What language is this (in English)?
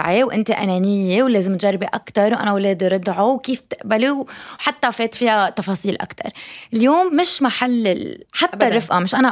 Arabic